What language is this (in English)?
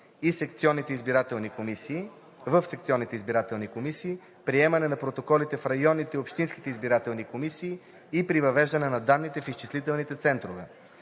Bulgarian